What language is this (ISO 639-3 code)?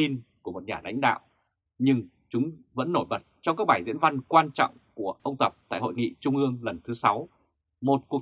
vie